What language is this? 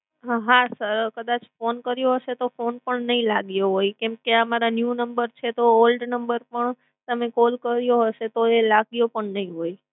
Gujarati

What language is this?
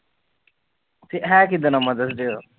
Punjabi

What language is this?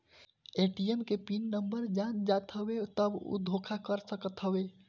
Bhojpuri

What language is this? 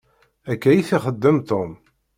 Kabyle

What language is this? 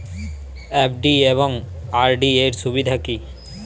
Bangla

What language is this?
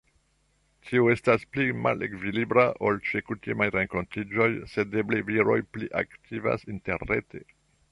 Esperanto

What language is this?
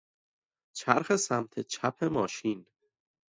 Persian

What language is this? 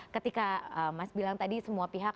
Indonesian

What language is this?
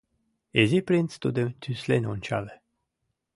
Mari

